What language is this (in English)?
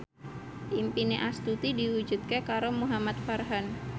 Javanese